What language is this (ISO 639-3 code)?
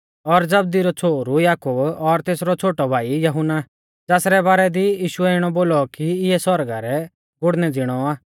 bfz